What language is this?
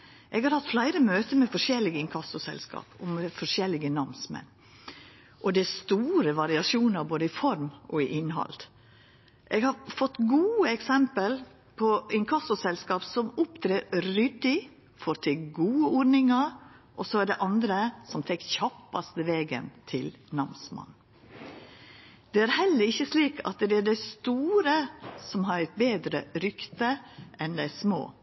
Norwegian Nynorsk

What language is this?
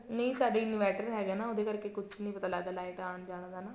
Punjabi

